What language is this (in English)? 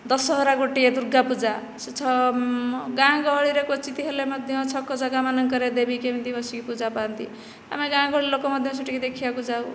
Odia